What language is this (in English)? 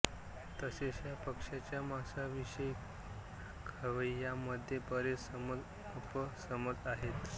Marathi